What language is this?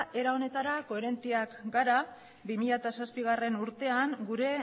Basque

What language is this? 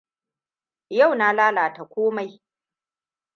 Hausa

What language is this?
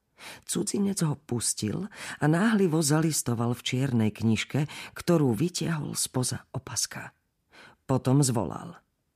Slovak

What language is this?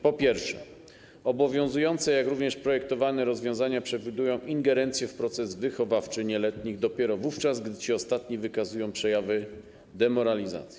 Polish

